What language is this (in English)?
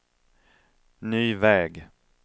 Swedish